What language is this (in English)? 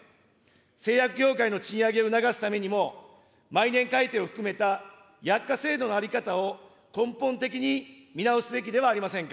Japanese